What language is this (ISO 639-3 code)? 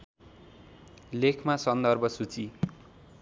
nep